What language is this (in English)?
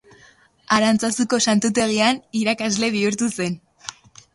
Basque